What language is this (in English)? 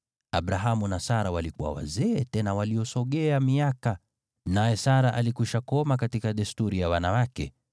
Swahili